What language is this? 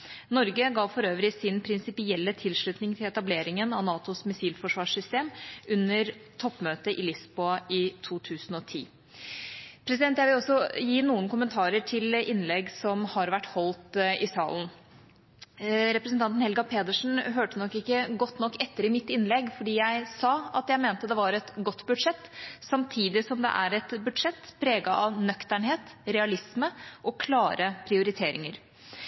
Norwegian Bokmål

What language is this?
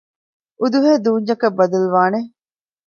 Divehi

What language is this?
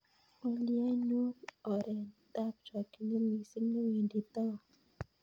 Kalenjin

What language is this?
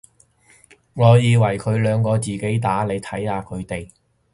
Cantonese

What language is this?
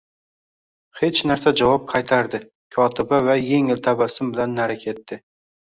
Uzbek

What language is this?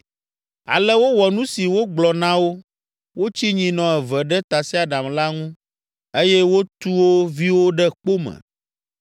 Ewe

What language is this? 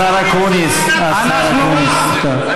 Hebrew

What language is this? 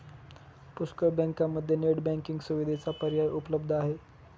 Marathi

